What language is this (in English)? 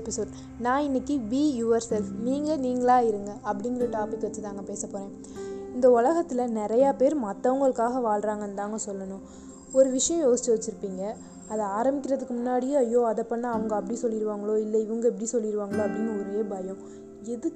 Tamil